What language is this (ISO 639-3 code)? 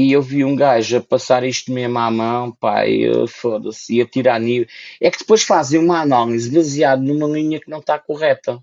por